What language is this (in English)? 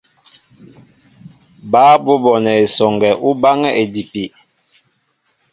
Mbo (Cameroon)